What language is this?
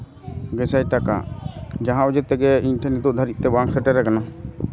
Santali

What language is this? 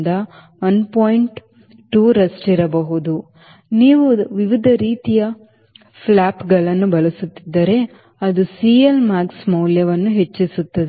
Kannada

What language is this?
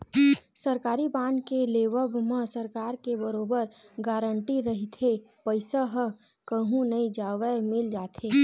Chhattisgarhi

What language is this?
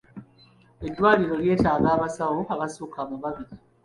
Ganda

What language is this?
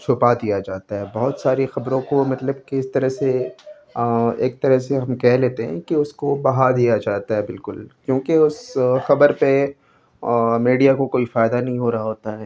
Urdu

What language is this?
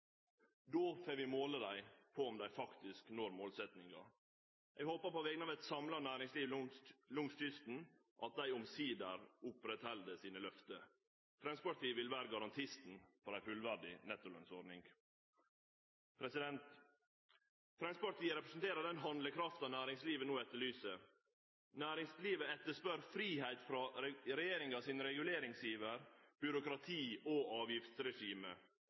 Norwegian Nynorsk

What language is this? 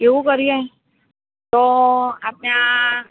Gujarati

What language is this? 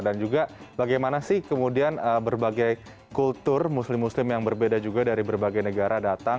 Indonesian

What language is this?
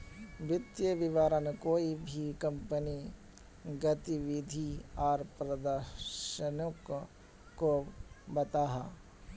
Magahi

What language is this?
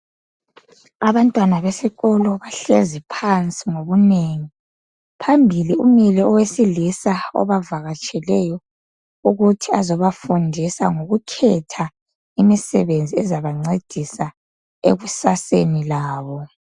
North Ndebele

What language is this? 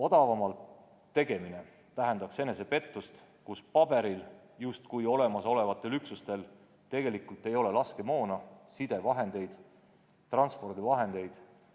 Estonian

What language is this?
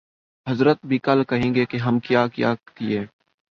Urdu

